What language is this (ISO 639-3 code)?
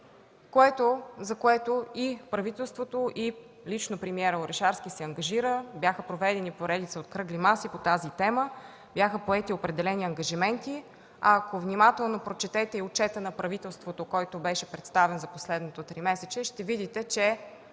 bul